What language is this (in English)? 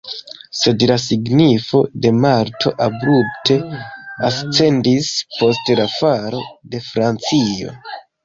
Esperanto